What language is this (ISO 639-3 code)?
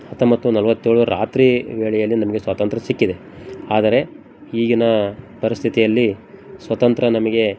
kan